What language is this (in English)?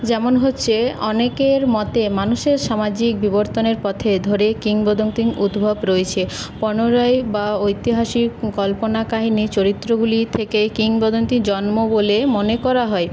Bangla